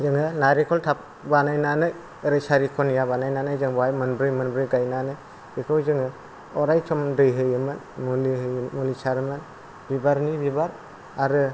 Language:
Bodo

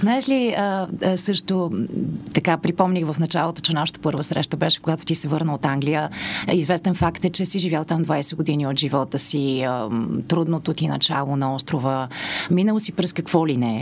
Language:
Bulgarian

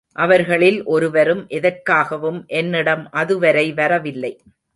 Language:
Tamil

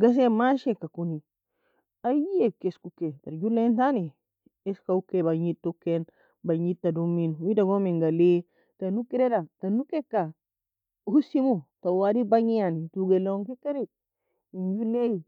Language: Nobiin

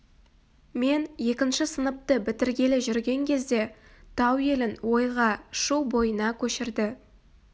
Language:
Kazakh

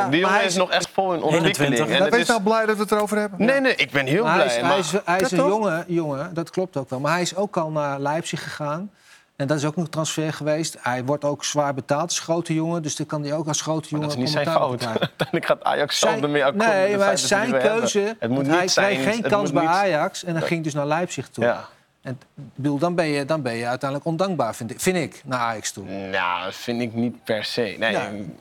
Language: Dutch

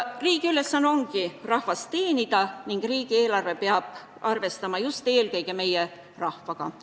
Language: Estonian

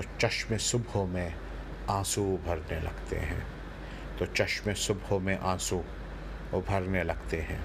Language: Urdu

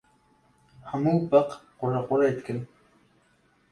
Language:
Kurdish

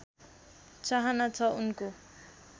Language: Nepali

